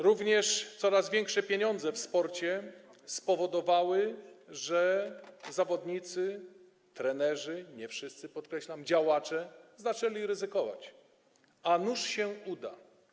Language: Polish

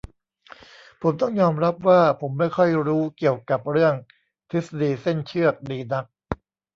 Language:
Thai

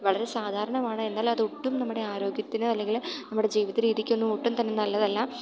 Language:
Malayalam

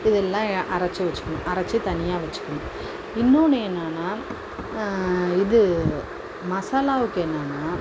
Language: Tamil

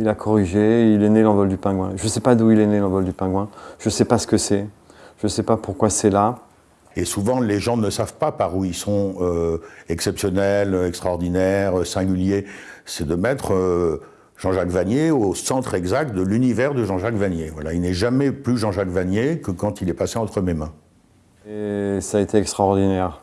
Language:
French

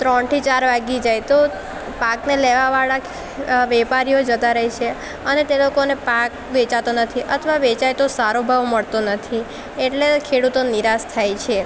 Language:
Gujarati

